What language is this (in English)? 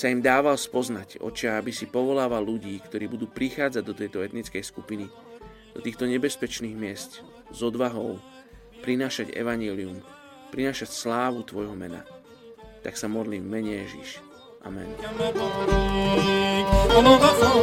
Slovak